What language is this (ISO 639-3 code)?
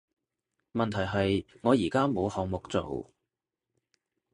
yue